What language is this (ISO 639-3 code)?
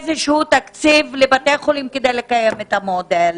heb